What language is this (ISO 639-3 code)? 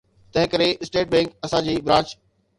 snd